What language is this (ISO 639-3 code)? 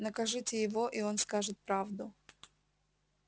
rus